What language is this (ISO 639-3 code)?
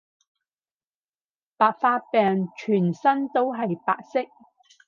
yue